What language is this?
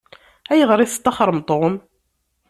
Kabyle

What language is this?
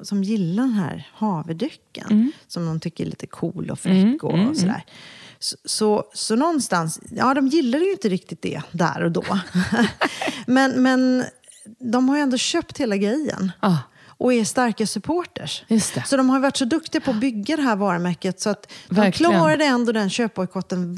Swedish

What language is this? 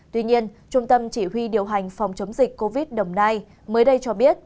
Vietnamese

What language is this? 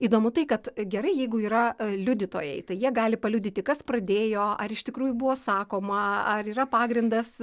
Lithuanian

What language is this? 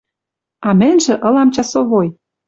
Western Mari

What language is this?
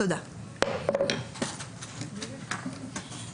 Hebrew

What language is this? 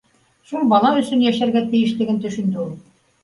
Bashkir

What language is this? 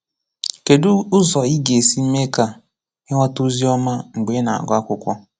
Igbo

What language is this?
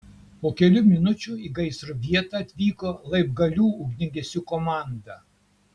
Lithuanian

